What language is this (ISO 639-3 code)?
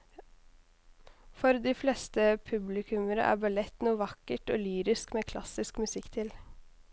nor